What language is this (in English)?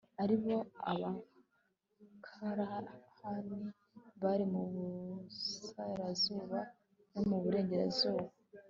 Kinyarwanda